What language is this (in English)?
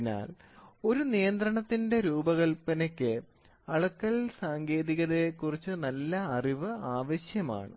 Malayalam